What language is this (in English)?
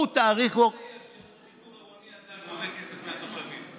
Hebrew